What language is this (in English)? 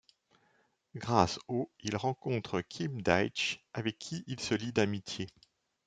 French